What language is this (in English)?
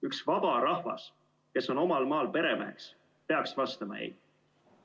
Estonian